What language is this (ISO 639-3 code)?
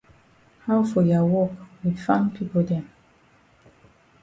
wes